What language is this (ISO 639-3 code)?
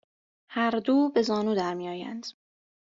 fas